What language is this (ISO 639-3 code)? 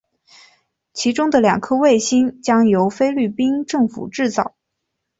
zho